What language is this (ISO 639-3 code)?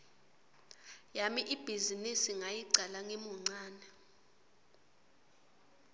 ssw